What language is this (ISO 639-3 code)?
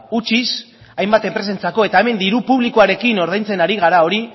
eus